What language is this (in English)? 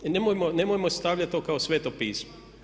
Croatian